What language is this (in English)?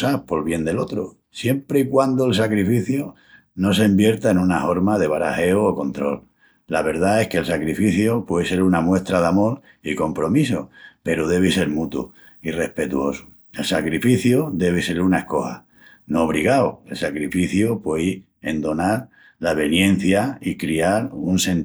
Extremaduran